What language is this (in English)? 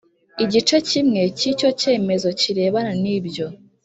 Kinyarwanda